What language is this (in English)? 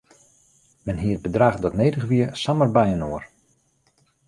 Western Frisian